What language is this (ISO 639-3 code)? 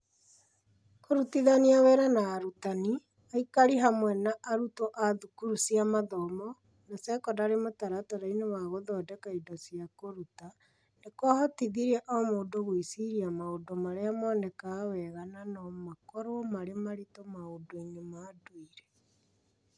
kik